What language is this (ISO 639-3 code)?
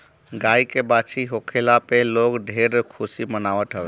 bho